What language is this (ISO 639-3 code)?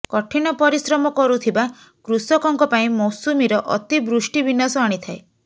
ori